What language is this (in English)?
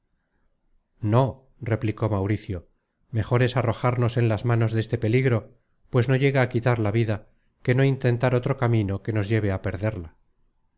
Spanish